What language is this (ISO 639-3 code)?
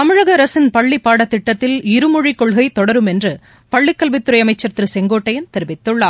tam